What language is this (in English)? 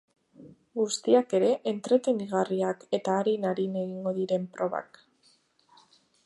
Basque